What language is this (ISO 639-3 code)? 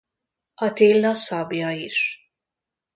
hun